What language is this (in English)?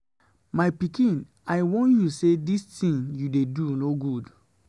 Nigerian Pidgin